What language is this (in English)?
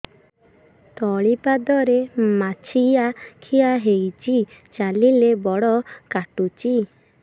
Odia